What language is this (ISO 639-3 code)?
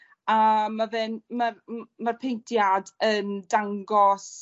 cym